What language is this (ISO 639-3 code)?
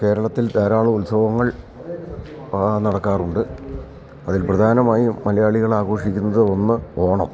mal